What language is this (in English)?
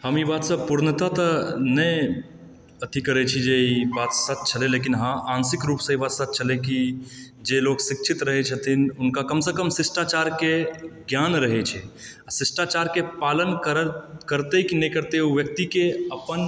Maithili